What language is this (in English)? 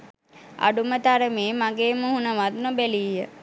Sinhala